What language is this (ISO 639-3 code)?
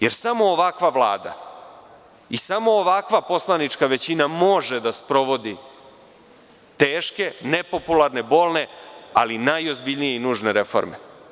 srp